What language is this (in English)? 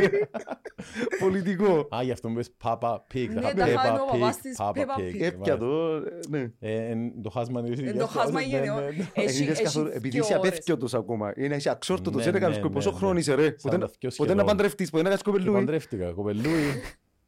Greek